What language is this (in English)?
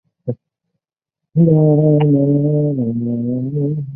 Chinese